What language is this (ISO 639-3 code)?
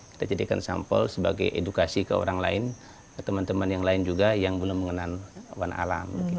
ind